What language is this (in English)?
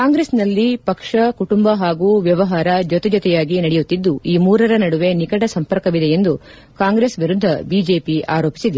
Kannada